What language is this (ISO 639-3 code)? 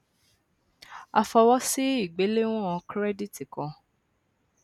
yor